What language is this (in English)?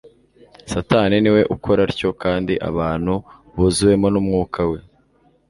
Kinyarwanda